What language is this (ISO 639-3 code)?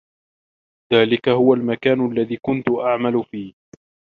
ara